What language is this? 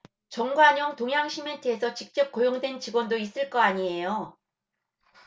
Korean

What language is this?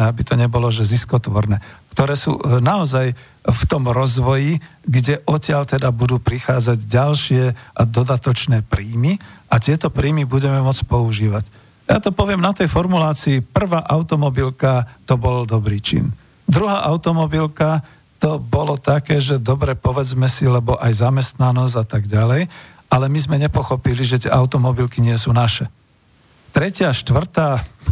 Slovak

